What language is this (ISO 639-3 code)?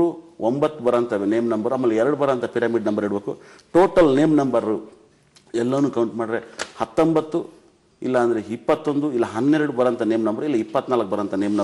ara